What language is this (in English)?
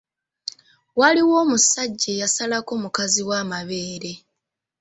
Ganda